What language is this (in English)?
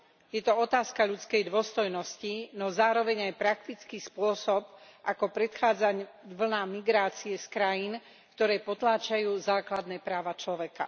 Slovak